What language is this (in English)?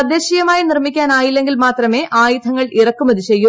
Malayalam